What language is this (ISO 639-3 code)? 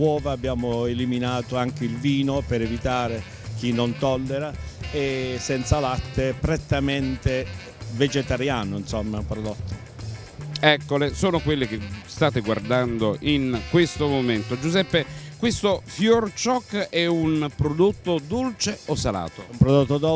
ita